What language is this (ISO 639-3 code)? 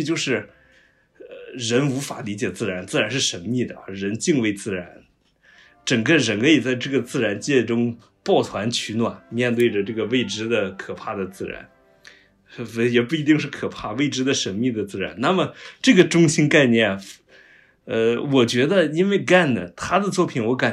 zho